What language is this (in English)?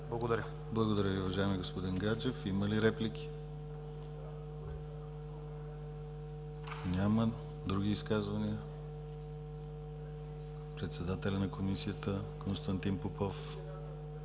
Bulgarian